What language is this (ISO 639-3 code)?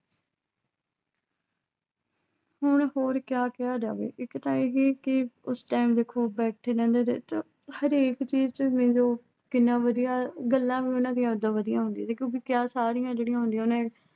pan